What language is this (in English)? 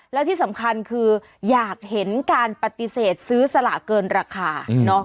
Thai